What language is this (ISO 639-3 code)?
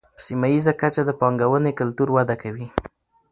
pus